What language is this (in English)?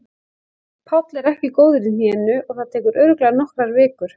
Icelandic